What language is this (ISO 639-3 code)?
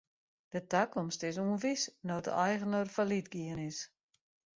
fry